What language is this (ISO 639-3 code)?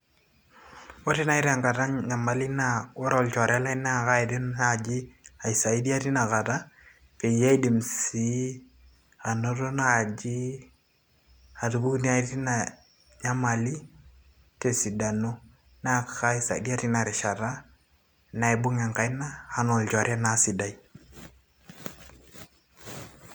mas